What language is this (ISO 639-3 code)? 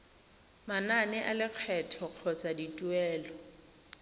tsn